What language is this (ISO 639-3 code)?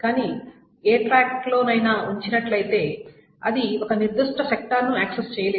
tel